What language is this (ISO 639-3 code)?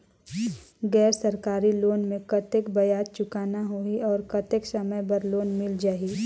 hne